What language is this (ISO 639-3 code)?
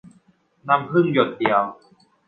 tha